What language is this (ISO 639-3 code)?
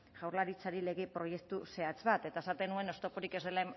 eus